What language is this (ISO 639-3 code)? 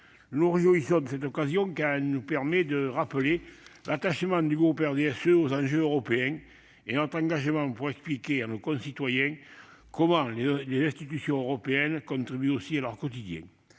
fra